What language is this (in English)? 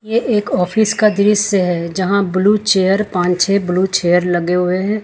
Hindi